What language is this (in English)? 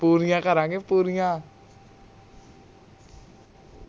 Punjabi